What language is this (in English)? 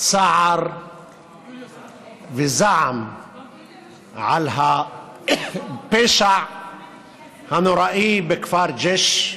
Hebrew